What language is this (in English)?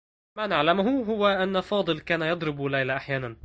Arabic